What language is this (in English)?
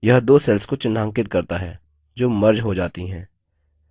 Hindi